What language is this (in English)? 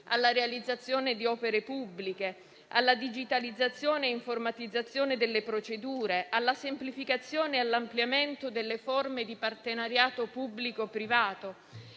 Italian